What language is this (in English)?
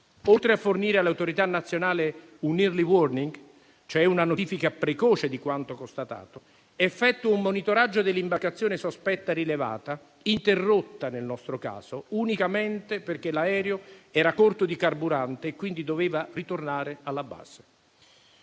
Italian